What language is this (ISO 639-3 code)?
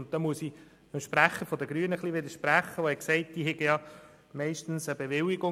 gsw